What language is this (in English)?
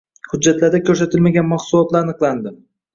Uzbek